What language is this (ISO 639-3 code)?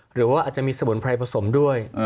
tha